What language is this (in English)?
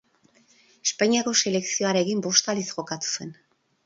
Basque